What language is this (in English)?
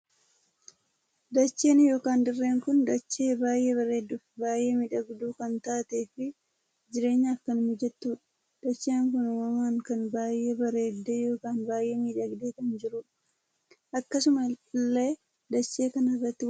Oromo